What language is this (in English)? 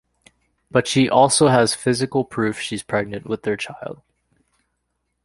English